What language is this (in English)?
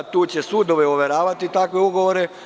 Serbian